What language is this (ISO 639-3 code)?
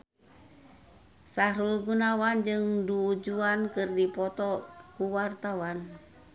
sun